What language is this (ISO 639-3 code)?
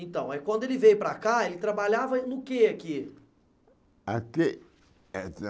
por